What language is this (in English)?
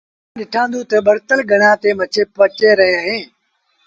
Sindhi Bhil